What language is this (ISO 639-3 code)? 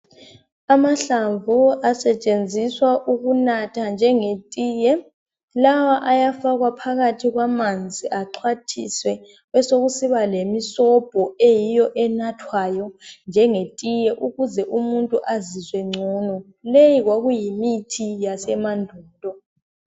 nde